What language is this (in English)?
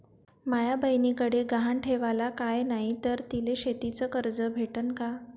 Marathi